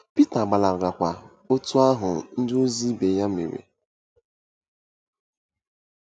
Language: Igbo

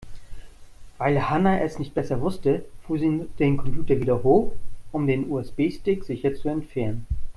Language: German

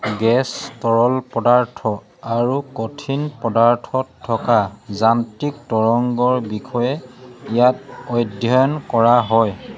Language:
Assamese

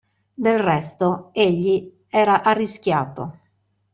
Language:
Italian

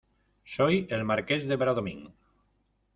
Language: Spanish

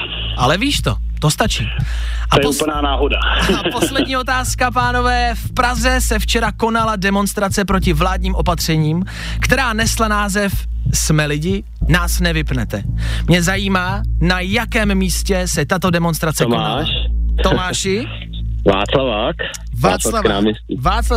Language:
Czech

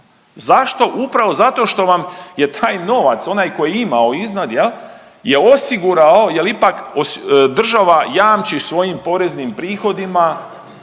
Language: Croatian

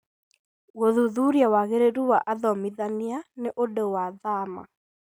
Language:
Kikuyu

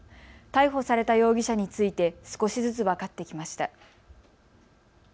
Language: Japanese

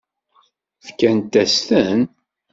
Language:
Kabyle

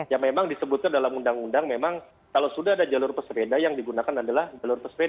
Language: Indonesian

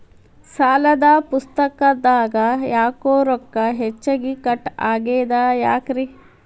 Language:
Kannada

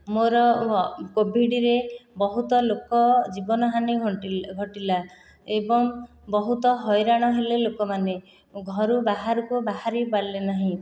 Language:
Odia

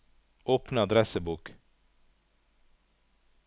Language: Norwegian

